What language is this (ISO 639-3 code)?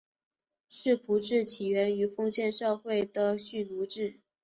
zho